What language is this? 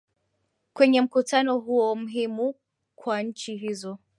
Swahili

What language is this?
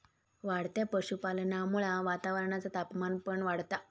Marathi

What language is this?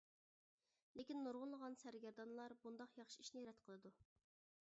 Uyghur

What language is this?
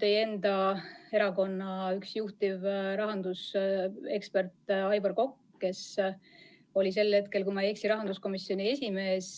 Estonian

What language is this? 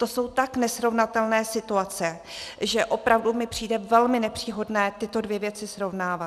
Czech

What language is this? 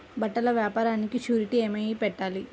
Telugu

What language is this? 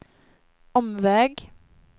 Swedish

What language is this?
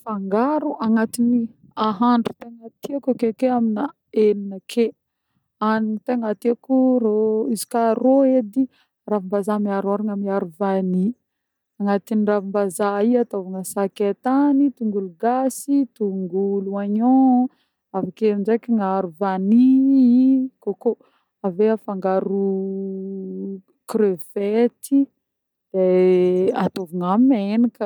Northern Betsimisaraka Malagasy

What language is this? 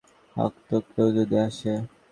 Bangla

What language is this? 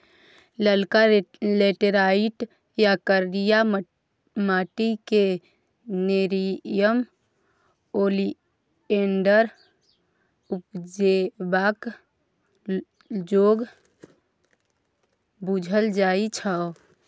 Maithili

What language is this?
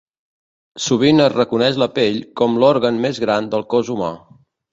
Catalan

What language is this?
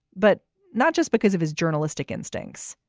English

